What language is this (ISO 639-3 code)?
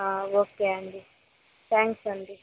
tel